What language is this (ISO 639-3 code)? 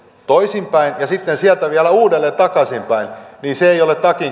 fin